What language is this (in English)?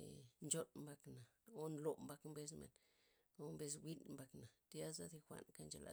Loxicha Zapotec